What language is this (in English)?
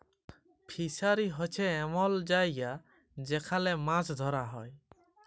Bangla